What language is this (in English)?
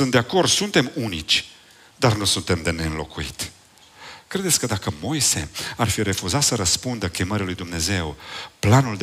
Romanian